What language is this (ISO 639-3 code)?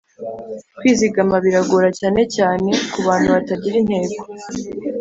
kin